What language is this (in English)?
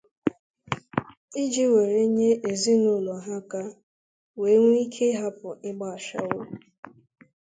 Igbo